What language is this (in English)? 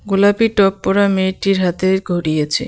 Bangla